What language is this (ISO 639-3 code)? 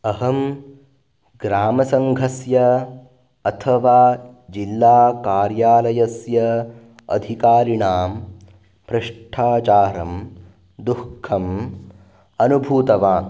san